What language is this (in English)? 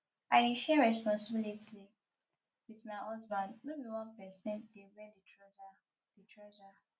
Nigerian Pidgin